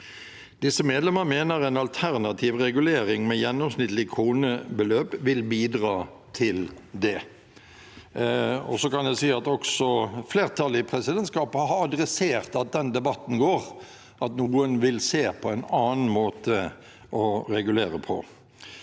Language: Norwegian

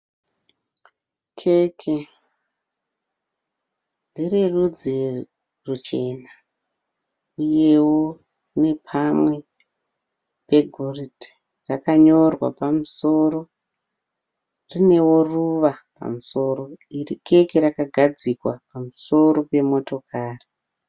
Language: Shona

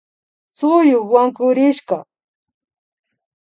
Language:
Imbabura Highland Quichua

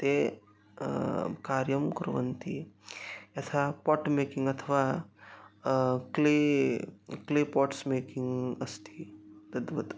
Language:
Sanskrit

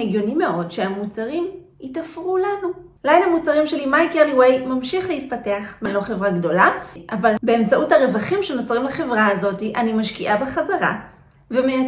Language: Hebrew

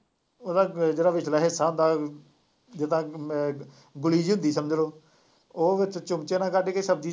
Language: Punjabi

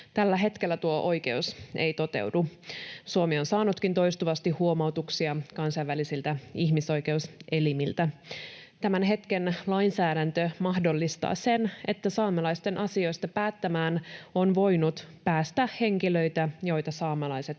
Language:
Finnish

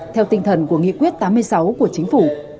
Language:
Vietnamese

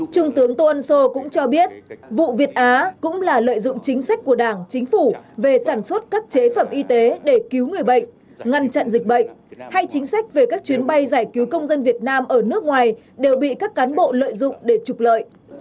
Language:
Vietnamese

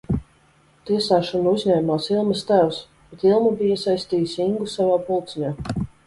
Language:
Latvian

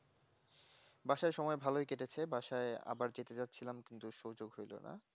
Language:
Bangla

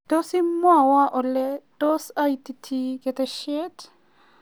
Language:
Kalenjin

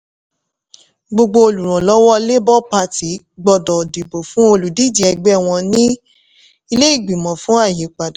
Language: Yoruba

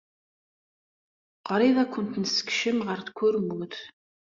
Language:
Kabyle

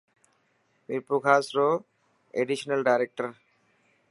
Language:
Dhatki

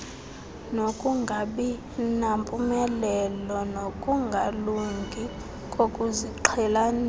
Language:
Xhosa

